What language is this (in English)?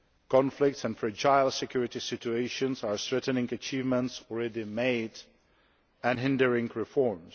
English